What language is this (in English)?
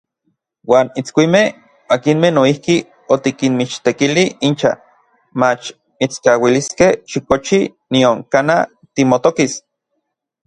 Orizaba Nahuatl